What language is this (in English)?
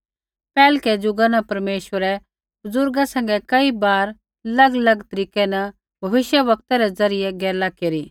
Kullu Pahari